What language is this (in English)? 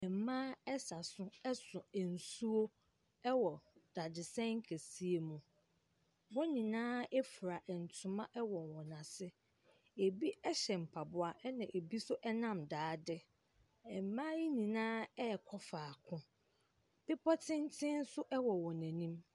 Akan